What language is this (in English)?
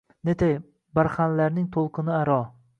Uzbek